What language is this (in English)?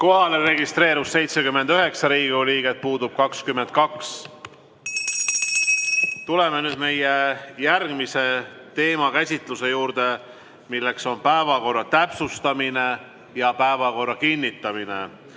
Estonian